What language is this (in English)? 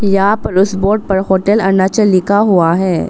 Hindi